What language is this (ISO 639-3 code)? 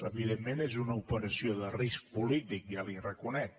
cat